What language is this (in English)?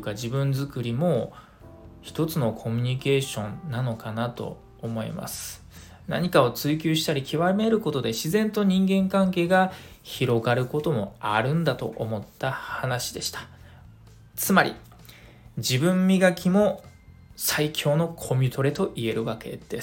Japanese